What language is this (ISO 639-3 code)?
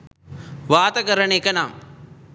sin